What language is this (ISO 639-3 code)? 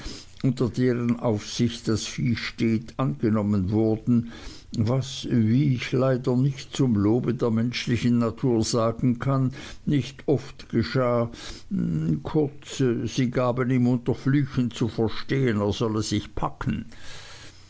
deu